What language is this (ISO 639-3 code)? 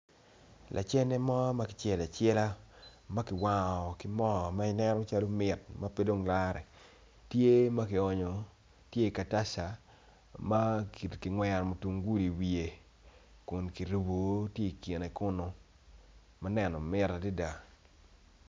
ach